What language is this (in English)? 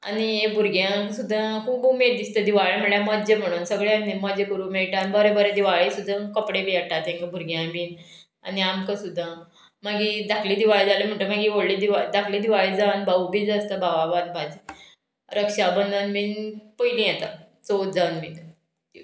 Konkani